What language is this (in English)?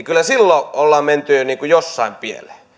Finnish